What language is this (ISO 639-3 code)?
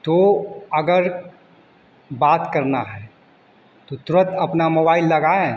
hin